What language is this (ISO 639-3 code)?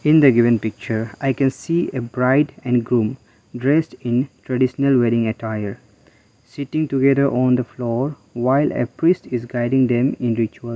eng